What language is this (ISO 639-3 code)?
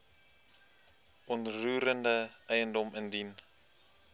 afr